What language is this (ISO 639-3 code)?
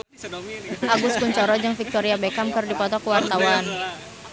sun